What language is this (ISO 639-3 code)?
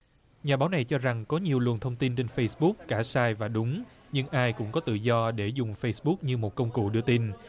vie